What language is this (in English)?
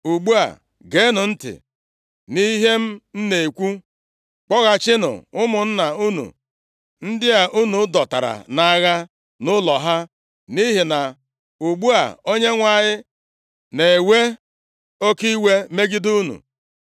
Igbo